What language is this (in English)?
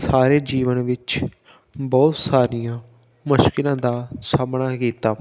Punjabi